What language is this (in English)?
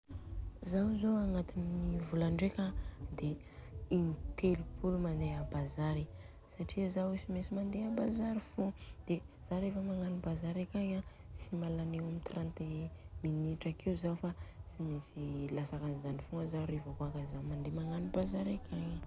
Southern Betsimisaraka Malagasy